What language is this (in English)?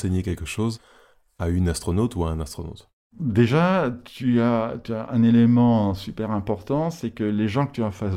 French